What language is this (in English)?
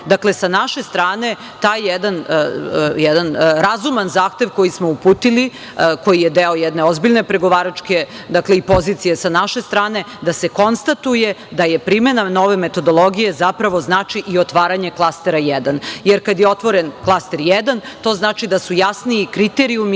Serbian